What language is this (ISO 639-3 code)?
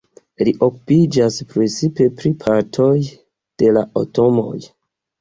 epo